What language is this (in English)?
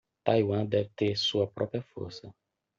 Portuguese